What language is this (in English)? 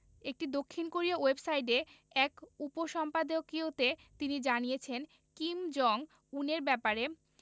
Bangla